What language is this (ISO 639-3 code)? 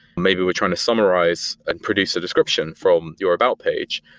eng